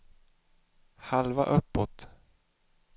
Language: Swedish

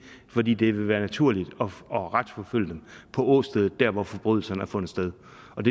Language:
Danish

